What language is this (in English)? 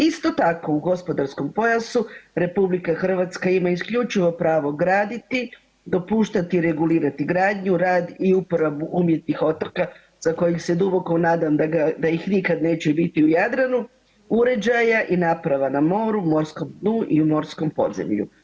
Croatian